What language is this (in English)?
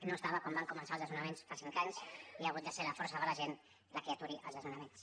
Catalan